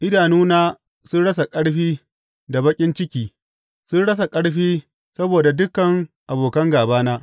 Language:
Hausa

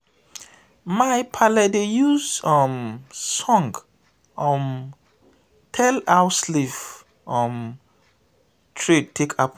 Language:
Nigerian Pidgin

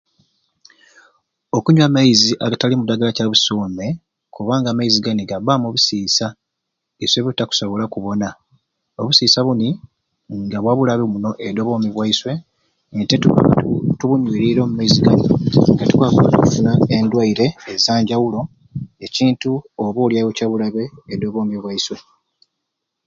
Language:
Ruuli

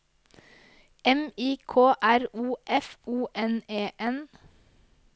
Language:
Norwegian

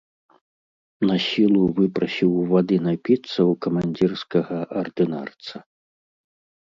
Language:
Belarusian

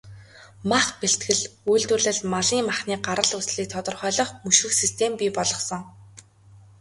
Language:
Mongolian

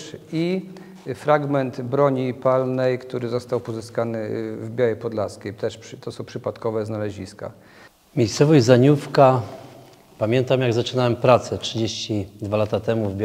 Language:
Polish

